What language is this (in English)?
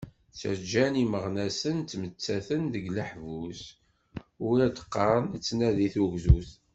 Kabyle